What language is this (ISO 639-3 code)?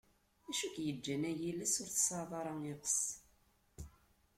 kab